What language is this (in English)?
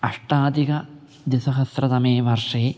Sanskrit